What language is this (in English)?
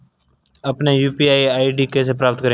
Hindi